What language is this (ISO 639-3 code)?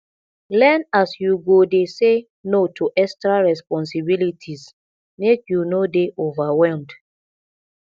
pcm